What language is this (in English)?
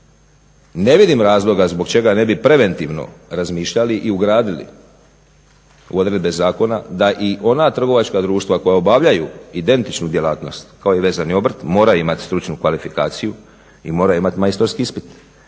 Croatian